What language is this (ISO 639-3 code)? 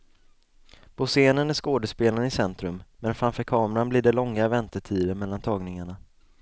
swe